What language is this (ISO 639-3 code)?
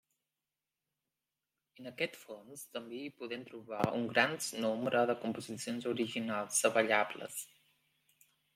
cat